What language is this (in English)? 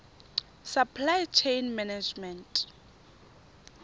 Tswana